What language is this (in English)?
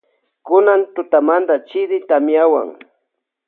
Loja Highland Quichua